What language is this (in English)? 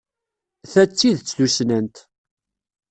Kabyle